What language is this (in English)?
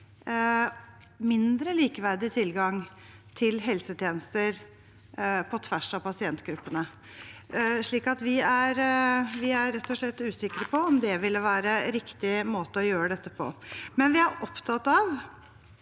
Norwegian